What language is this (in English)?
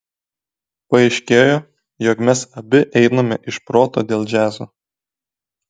Lithuanian